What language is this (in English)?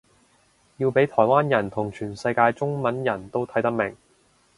Cantonese